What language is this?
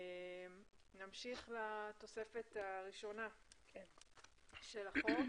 Hebrew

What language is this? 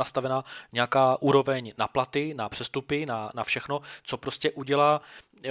Czech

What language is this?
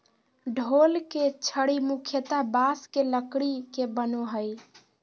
Magahi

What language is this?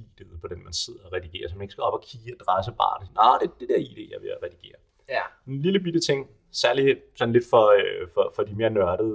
Danish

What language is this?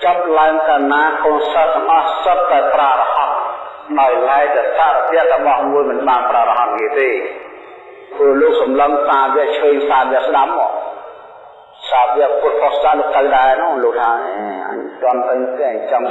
Vietnamese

